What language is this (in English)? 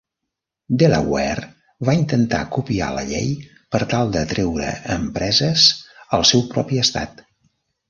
Catalan